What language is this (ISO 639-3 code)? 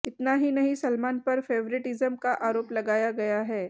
hin